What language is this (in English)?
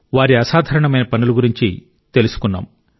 Telugu